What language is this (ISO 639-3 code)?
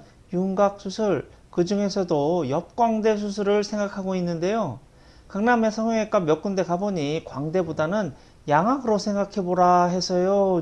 kor